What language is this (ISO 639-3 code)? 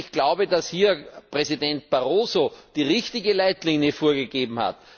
deu